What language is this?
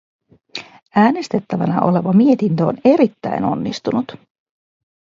Finnish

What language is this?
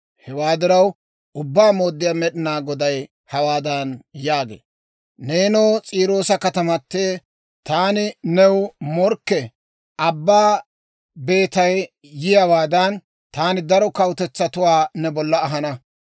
Dawro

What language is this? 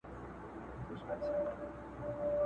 Pashto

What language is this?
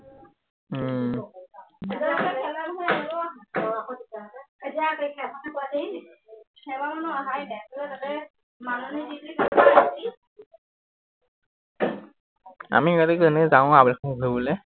Assamese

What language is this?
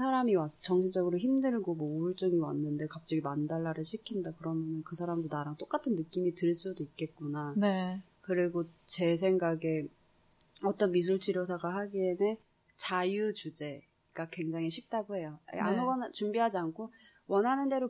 Korean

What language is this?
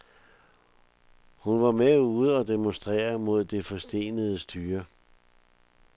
Danish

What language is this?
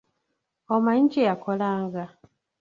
Ganda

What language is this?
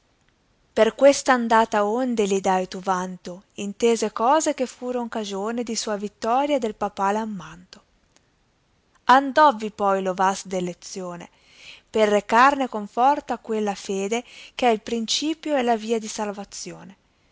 Italian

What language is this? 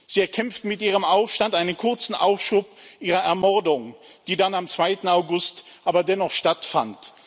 German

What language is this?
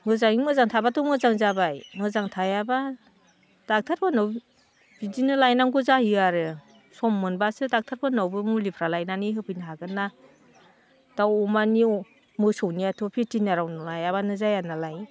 Bodo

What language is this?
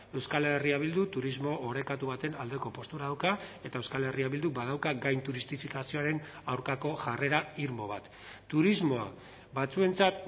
Basque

